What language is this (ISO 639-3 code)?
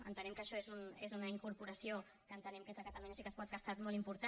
cat